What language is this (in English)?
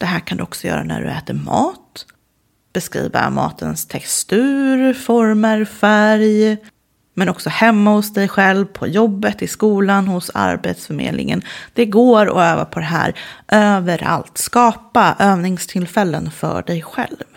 Swedish